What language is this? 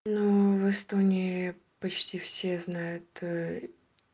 Russian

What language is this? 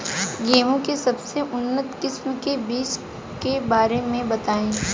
Bhojpuri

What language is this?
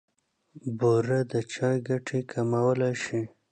Pashto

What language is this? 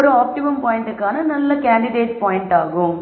Tamil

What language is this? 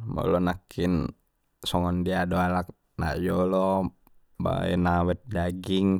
Batak Mandailing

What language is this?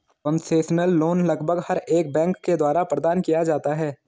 Hindi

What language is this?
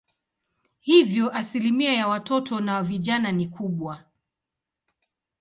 Swahili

